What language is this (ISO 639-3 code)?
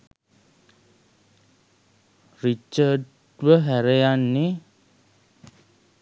sin